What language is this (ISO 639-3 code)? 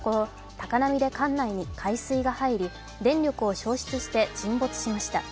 jpn